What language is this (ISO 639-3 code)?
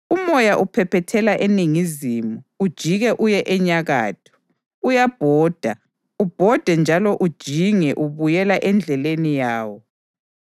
nde